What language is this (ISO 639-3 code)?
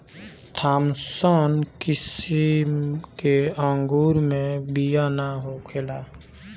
bho